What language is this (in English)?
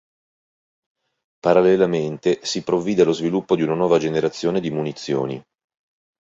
Italian